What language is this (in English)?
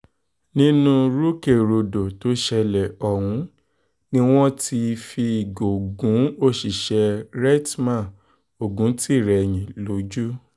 Yoruba